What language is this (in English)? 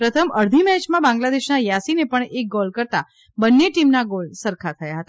Gujarati